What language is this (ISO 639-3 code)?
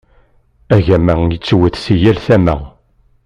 kab